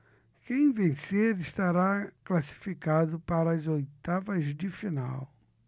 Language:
Portuguese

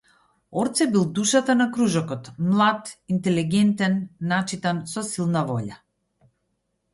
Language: Macedonian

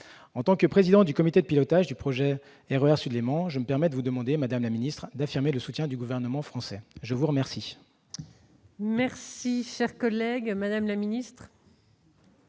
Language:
French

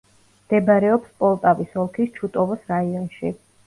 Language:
Georgian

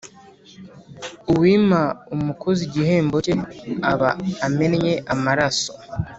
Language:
Kinyarwanda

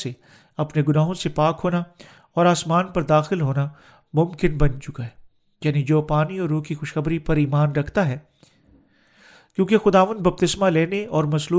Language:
Urdu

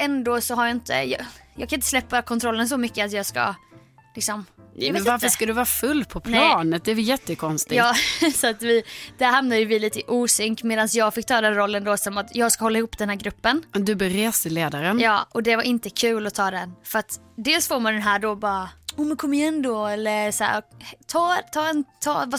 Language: Swedish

